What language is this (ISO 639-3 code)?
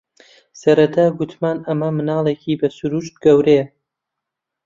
ckb